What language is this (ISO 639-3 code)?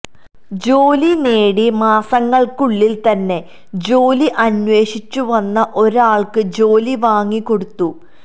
mal